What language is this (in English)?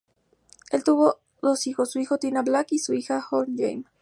Spanish